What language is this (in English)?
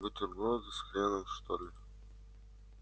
Russian